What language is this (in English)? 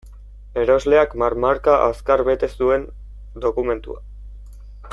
Basque